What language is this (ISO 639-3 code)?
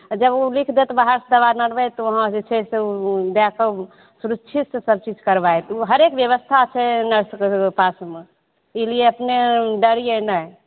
mai